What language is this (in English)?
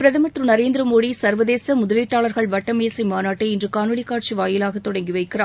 Tamil